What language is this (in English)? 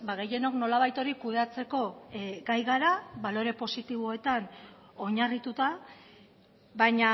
Basque